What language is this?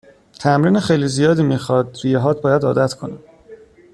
Persian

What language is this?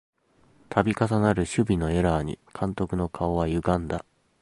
Japanese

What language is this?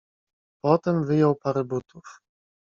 Polish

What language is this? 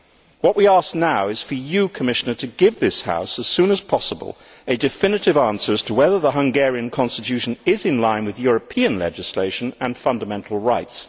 English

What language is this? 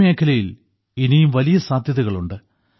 Malayalam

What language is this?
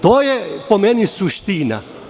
Serbian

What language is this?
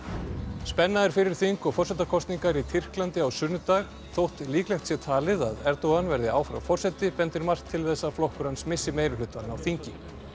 Icelandic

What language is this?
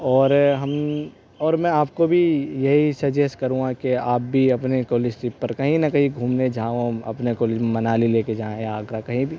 Urdu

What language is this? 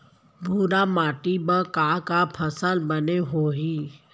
Chhattisgarhi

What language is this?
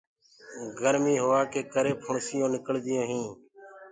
Gurgula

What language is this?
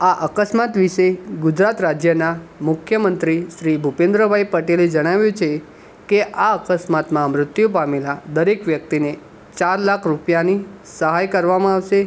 Gujarati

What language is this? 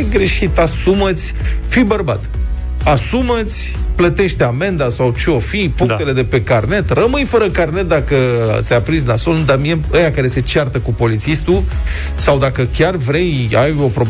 Romanian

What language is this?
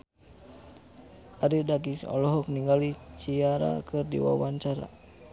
Sundanese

